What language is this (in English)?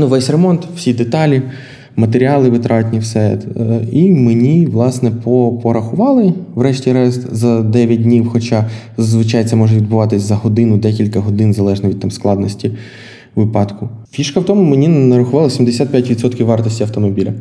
Ukrainian